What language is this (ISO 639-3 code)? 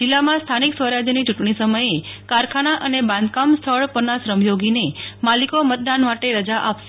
guj